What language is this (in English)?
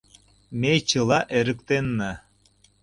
Mari